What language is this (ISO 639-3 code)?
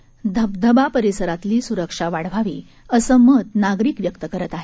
mar